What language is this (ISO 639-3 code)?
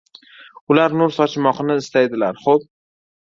uzb